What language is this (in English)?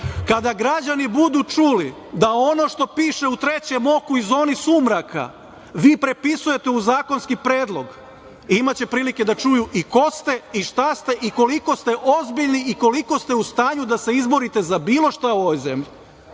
Serbian